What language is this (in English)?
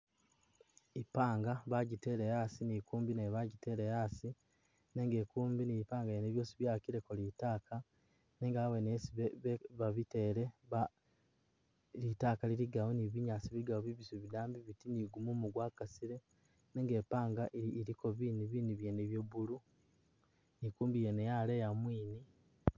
Masaaba